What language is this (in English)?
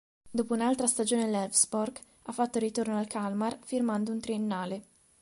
Italian